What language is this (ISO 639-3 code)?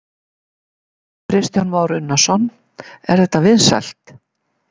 isl